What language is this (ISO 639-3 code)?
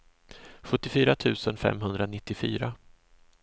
swe